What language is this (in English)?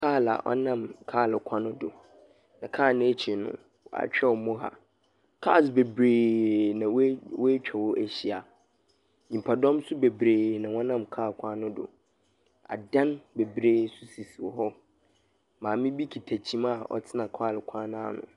Akan